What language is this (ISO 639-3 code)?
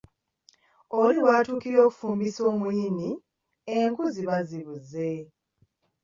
lug